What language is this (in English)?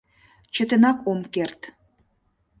Mari